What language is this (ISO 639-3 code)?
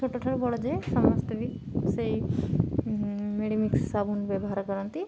ori